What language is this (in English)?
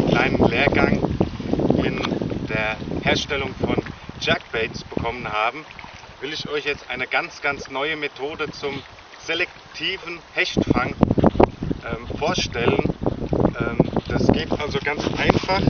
German